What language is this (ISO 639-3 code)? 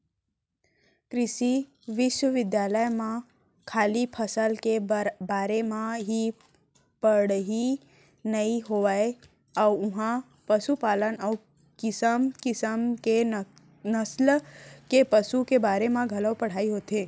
hne